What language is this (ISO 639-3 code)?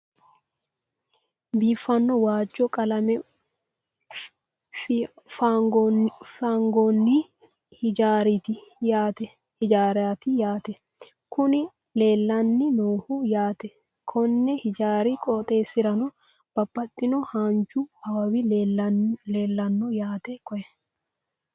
sid